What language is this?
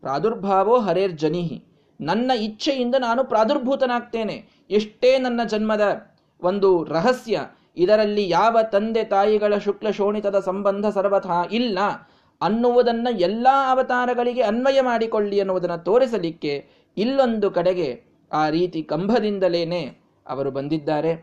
Kannada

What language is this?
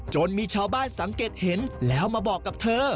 Thai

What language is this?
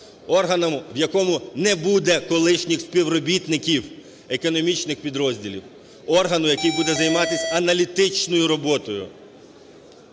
Ukrainian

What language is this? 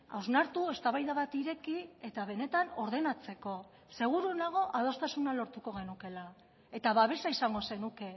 Basque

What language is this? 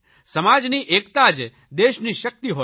Gujarati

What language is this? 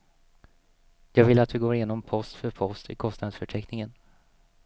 Swedish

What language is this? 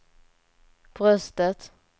Swedish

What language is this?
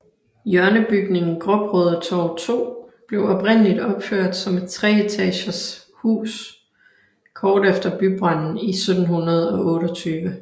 Danish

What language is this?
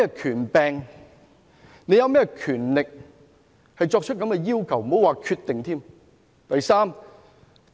Cantonese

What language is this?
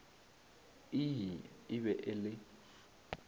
Northern Sotho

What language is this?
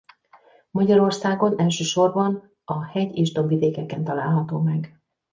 Hungarian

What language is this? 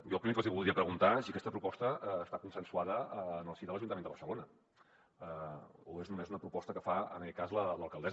Catalan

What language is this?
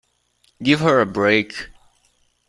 English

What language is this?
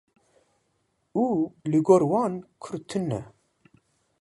Kurdish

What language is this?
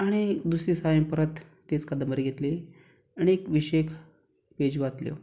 Konkani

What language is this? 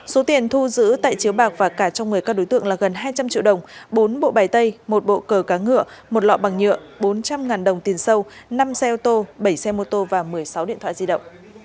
Vietnamese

